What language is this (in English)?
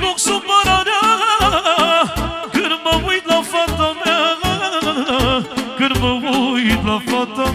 Romanian